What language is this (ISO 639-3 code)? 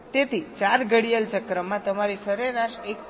guj